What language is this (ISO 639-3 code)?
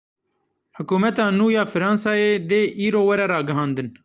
kur